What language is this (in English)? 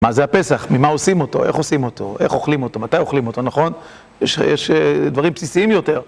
Hebrew